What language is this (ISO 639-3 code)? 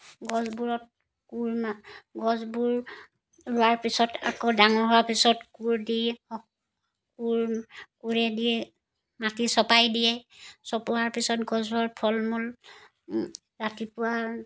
asm